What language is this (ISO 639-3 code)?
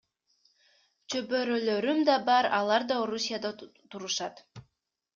kir